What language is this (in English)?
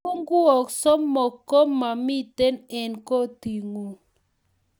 Kalenjin